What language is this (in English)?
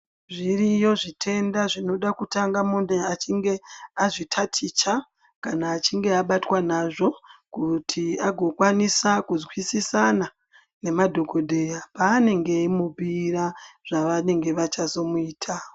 Ndau